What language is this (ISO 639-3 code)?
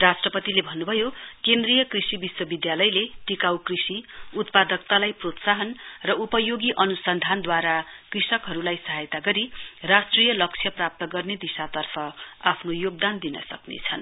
nep